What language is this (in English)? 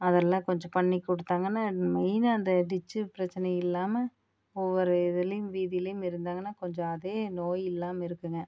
Tamil